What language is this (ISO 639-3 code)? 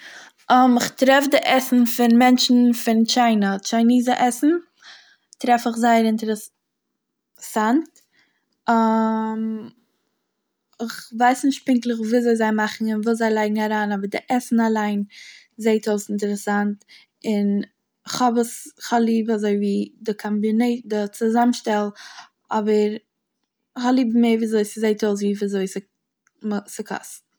yid